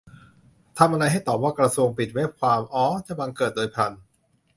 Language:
Thai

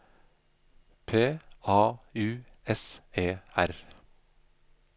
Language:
Norwegian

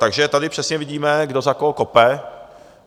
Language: Czech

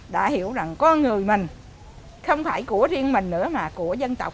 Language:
Vietnamese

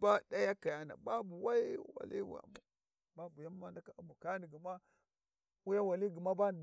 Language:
Warji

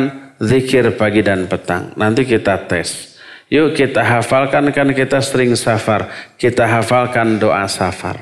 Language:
Indonesian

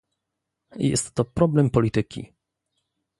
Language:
Polish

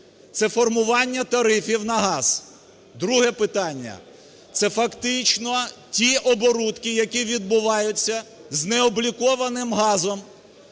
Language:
Ukrainian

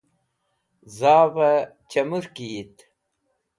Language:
Wakhi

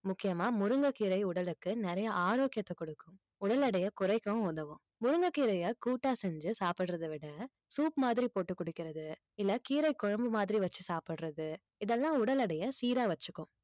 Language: Tamil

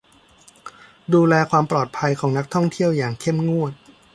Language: Thai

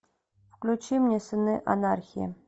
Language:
Russian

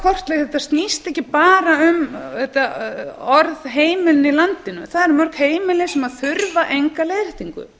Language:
Icelandic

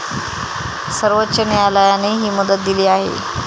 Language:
Marathi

